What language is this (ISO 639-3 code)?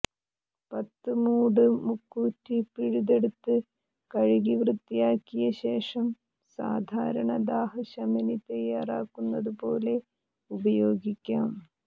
mal